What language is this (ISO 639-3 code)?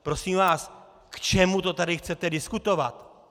ces